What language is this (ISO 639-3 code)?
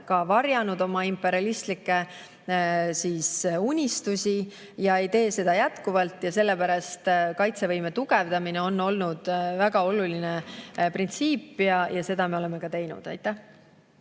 est